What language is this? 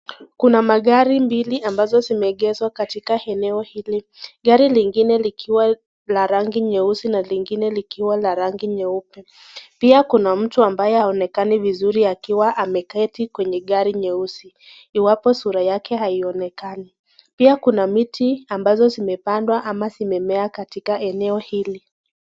Swahili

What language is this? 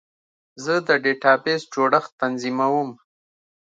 Pashto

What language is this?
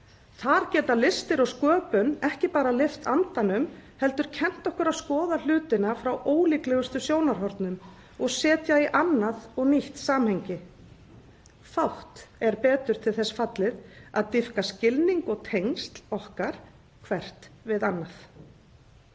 Icelandic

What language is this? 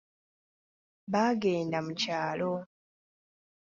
Ganda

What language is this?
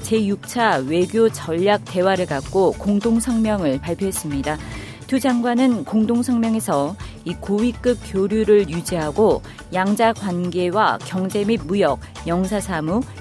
Korean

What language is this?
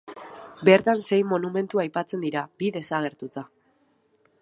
Basque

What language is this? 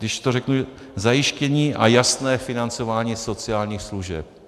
Czech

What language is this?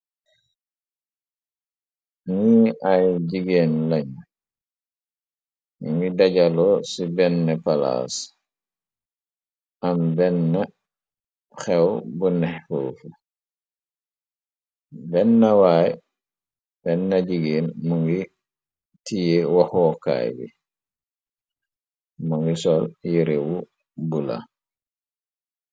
Wolof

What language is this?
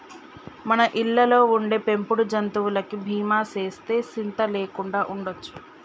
Telugu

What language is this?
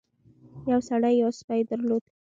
Pashto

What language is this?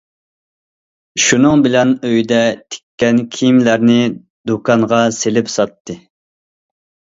Uyghur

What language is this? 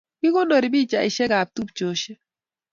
Kalenjin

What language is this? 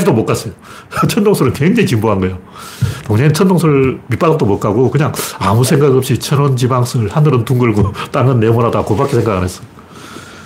Korean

